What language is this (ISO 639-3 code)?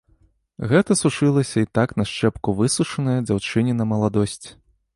bel